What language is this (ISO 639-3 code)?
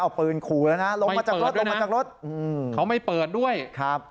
tha